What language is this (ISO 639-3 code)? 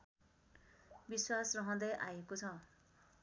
nep